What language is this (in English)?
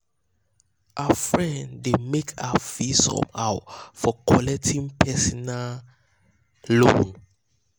Nigerian Pidgin